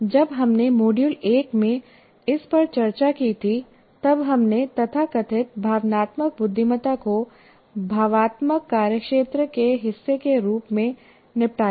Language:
Hindi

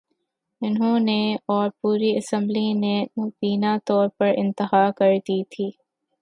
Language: Urdu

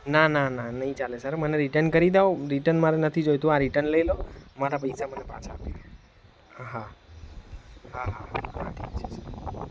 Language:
Gujarati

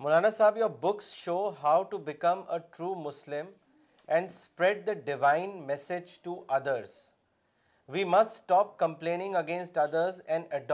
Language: Urdu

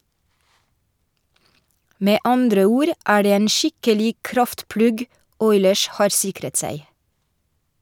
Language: Norwegian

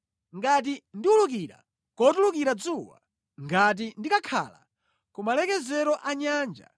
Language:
Nyanja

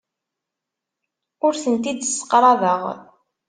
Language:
Kabyle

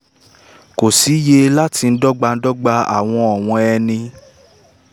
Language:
Yoruba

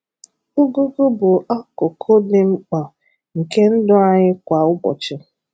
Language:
Igbo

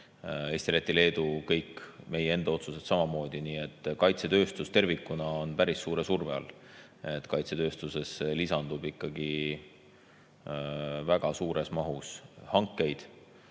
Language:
Estonian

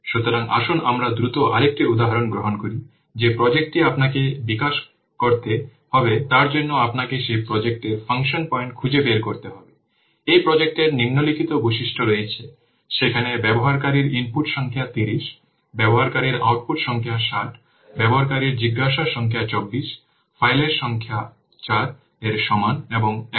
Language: Bangla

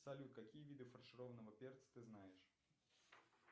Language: Russian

